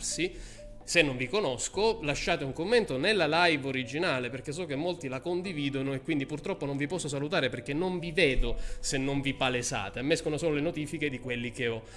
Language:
Italian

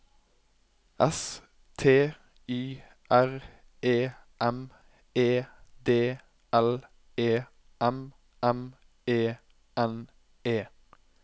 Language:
Norwegian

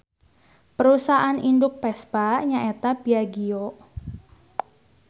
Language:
Sundanese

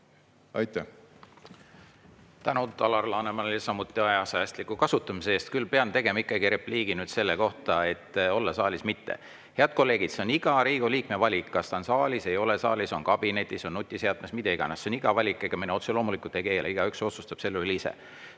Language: Estonian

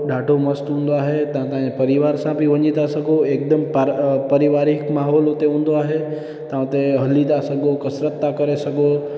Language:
Sindhi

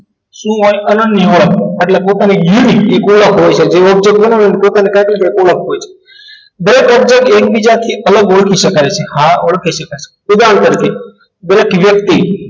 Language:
Gujarati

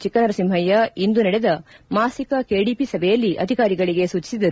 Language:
Kannada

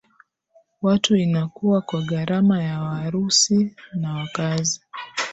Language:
Swahili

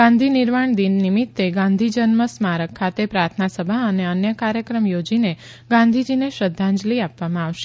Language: Gujarati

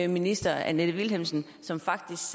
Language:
Danish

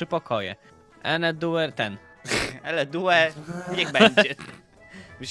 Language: Polish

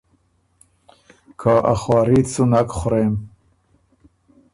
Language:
Ormuri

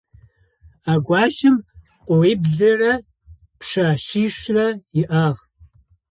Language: Adyghe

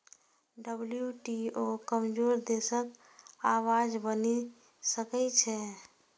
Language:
Maithili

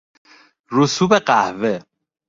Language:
Persian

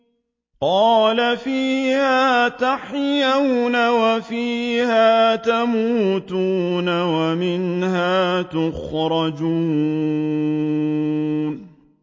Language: Arabic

